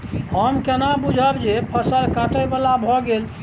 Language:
Maithili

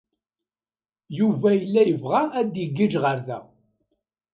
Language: Kabyle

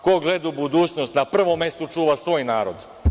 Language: Serbian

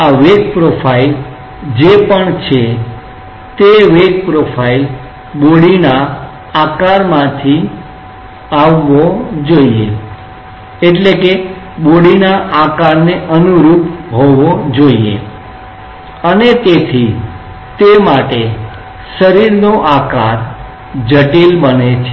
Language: Gujarati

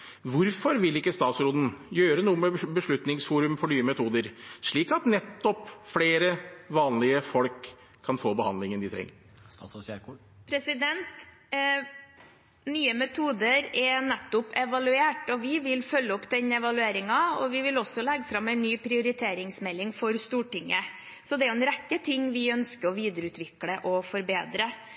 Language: Norwegian Bokmål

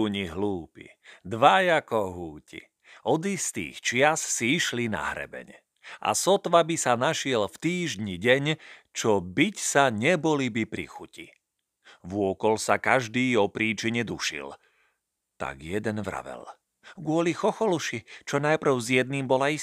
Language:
Slovak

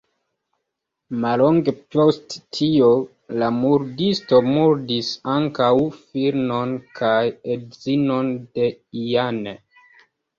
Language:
Esperanto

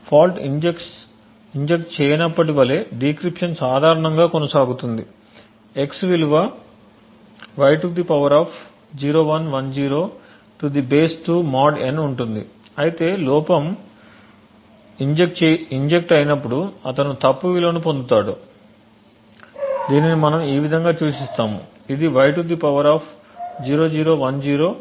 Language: Telugu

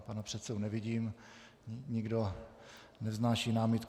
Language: Czech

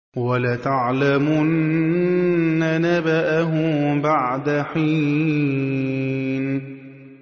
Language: Arabic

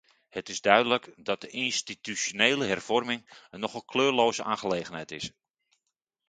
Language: Dutch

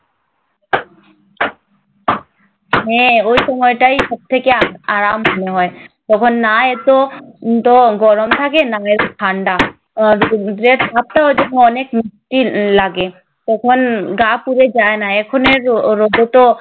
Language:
Bangla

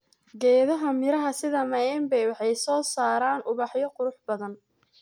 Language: Somali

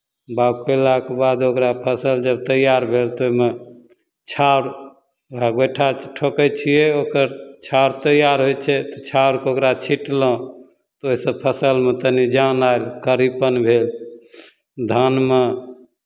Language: Maithili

